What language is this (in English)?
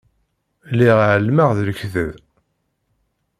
Kabyle